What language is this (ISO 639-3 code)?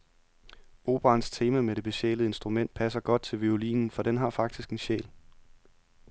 dan